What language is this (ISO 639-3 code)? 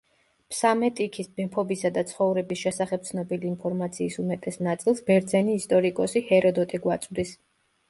kat